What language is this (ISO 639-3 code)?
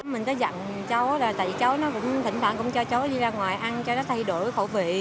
vie